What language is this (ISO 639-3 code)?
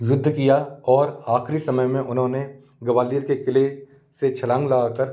hin